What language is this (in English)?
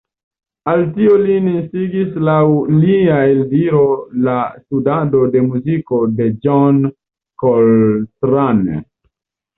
Esperanto